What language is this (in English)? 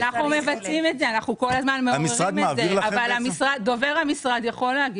Hebrew